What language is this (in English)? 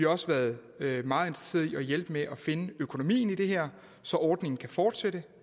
Danish